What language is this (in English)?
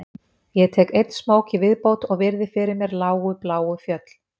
Icelandic